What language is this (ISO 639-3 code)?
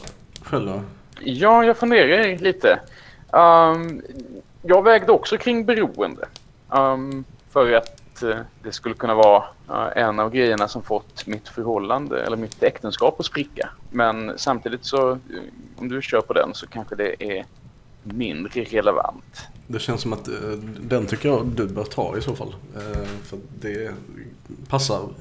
swe